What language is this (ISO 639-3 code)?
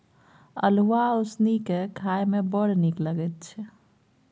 mai